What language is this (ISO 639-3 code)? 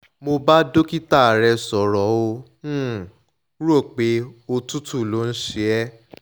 yor